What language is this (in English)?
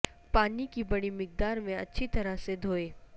Urdu